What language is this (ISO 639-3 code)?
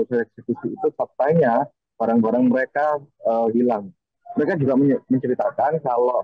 ind